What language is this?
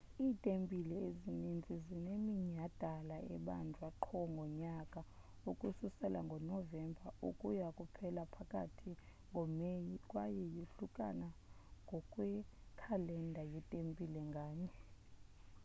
Xhosa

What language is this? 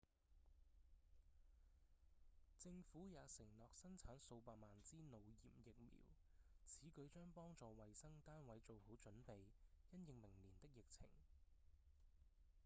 Cantonese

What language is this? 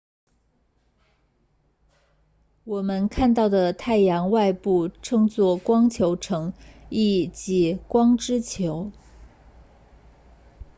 Chinese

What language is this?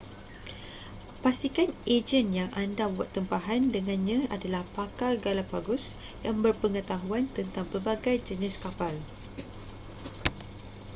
Malay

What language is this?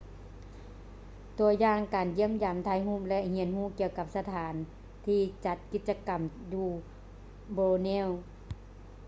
Lao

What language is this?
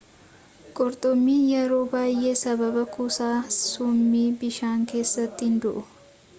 Oromo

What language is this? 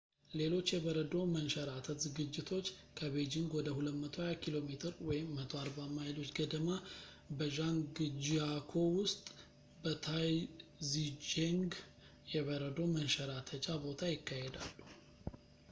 Amharic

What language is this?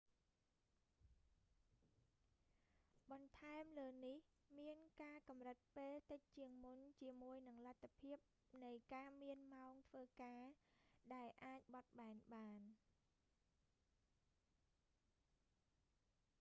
Khmer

